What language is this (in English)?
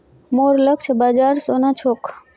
Magahi